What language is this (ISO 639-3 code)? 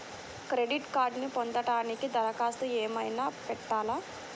tel